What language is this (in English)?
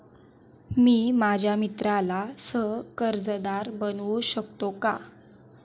Marathi